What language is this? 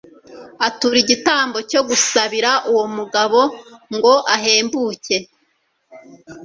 Kinyarwanda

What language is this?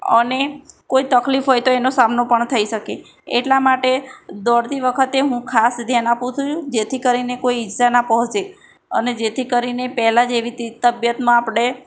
Gujarati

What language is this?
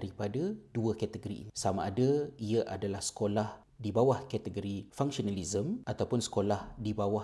Malay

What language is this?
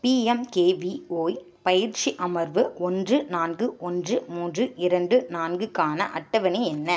Tamil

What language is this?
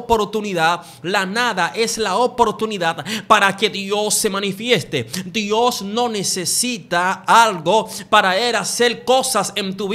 Spanish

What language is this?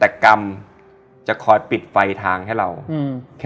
Thai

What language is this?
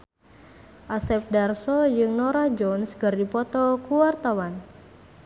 Sundanese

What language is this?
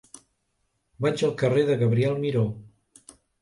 Catalan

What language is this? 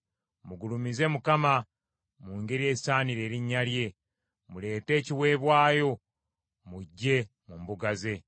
Ganda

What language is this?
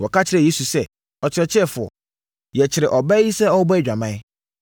Akan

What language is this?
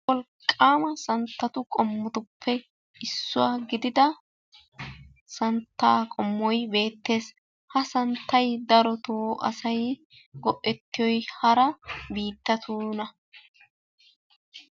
Wolaytta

